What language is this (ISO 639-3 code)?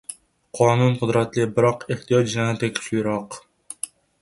uzb